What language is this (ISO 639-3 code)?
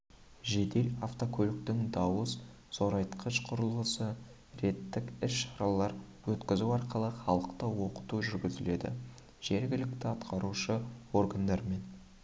kaz